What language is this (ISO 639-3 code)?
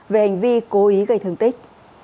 vie